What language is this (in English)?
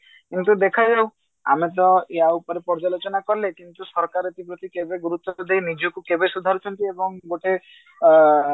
Odia